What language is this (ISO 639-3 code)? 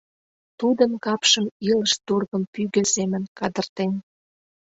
chm